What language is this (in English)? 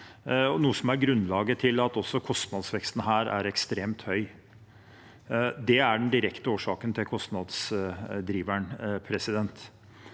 Norwegian